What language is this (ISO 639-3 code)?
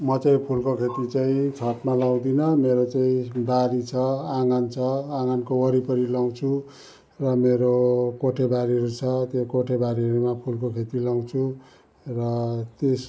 nep